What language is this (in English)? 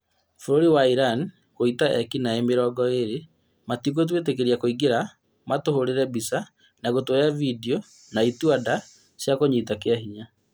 Kikuyu